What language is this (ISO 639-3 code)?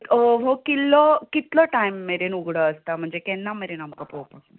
kok